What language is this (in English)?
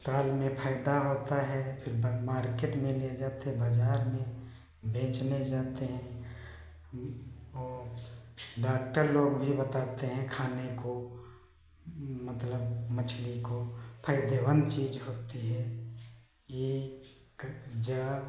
Hindi